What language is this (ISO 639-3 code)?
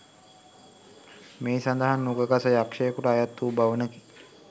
sin